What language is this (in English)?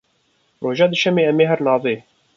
Kurdish